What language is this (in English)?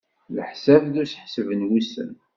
Kabyle